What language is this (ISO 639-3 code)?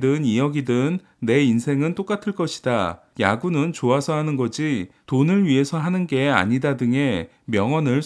kor